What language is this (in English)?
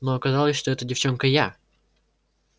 Russian